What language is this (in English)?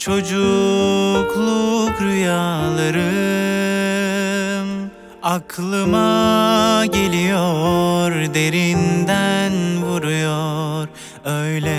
Turkish